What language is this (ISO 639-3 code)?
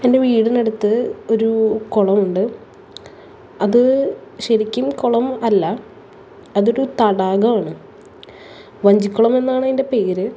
mal